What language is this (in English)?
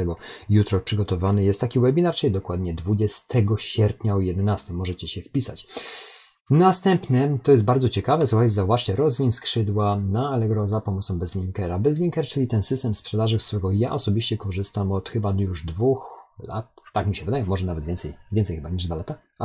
Polish